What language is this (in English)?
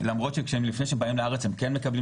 Hebrew